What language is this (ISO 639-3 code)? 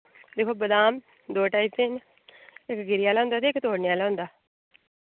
doi